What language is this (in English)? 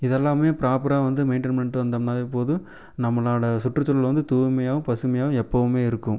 Tamil